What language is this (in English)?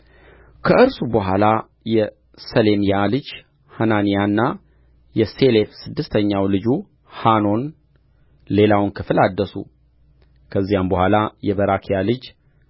Amharic